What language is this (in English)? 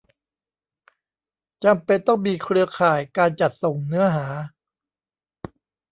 Thai